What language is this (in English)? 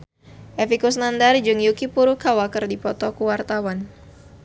Sundanese